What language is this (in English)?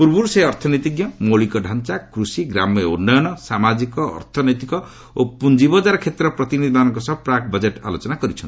Odia